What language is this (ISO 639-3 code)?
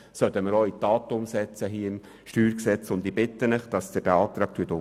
gsw